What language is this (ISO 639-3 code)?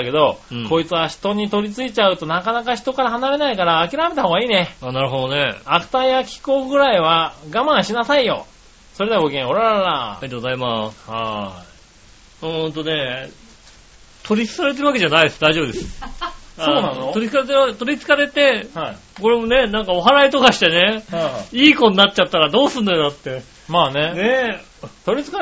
jpn